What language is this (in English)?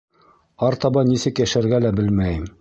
Bashkir